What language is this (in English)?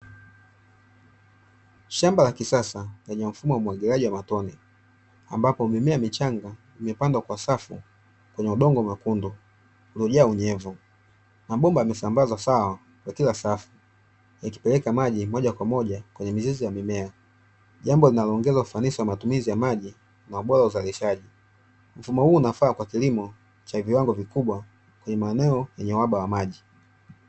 Swahili